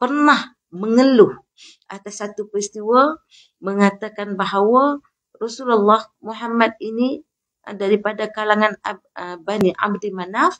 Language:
Malay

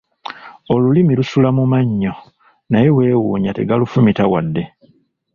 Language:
Ganda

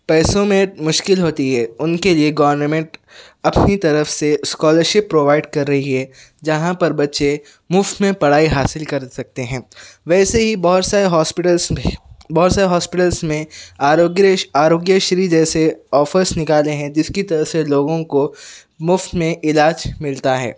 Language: Urdu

